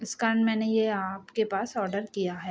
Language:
Hindi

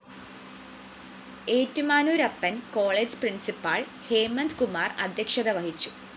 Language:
Malayalam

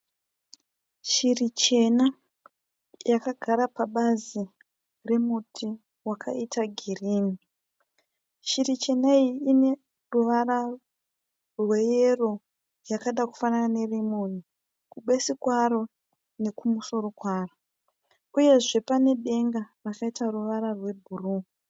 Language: Shona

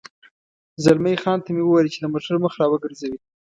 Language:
Pashto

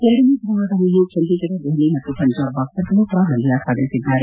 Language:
Kannada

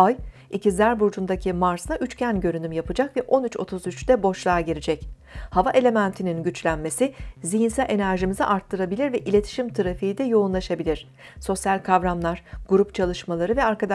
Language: Turkish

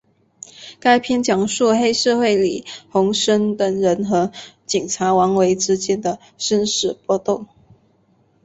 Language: Chinese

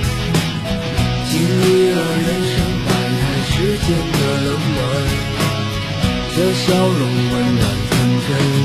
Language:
Chinese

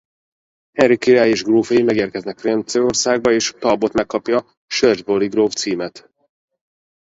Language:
Hungarian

